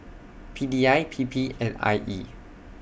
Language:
English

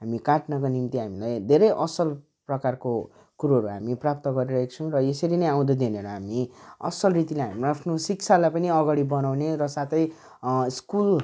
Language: Nepali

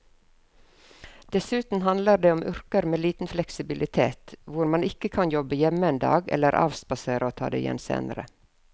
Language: Norwegian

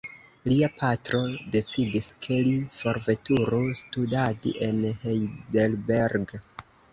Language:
Esperanto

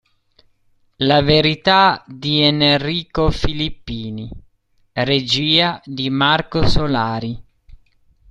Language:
Italian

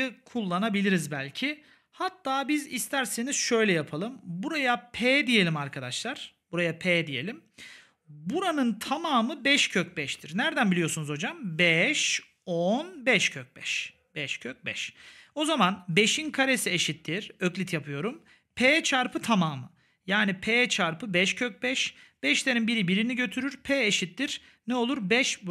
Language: Turkish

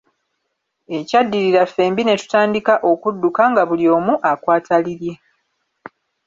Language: Ganda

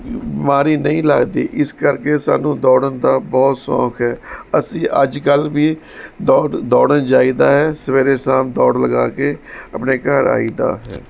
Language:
Punjabi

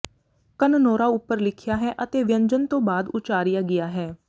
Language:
Punjabi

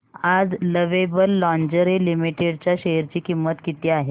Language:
Marathi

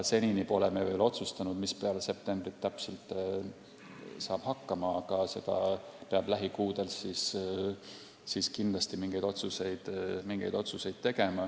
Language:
Estonian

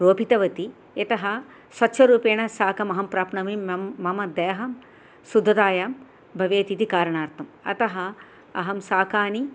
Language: Sanskrit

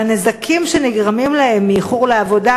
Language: Hebrew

